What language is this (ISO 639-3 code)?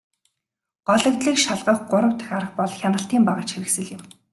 mon